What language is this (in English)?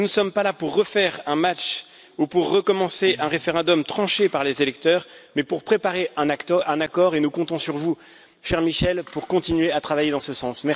French